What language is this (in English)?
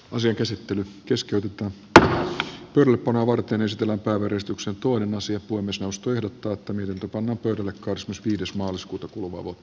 Finnish